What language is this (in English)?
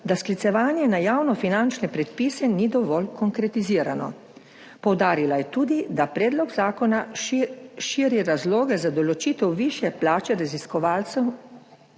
Slovenian